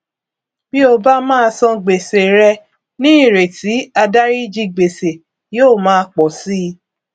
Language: Yoruba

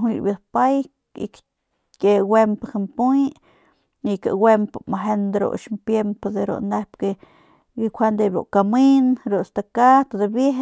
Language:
Northern Pame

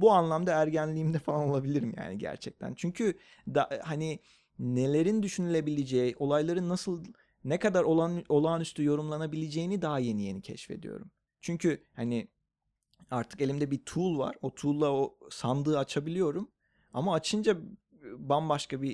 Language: Turkish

